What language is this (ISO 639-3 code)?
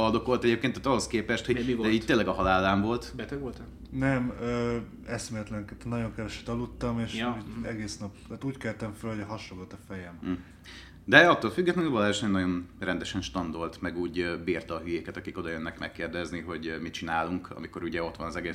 hun